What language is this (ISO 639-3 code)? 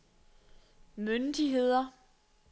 dan